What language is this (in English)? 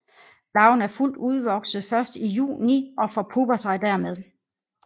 Danish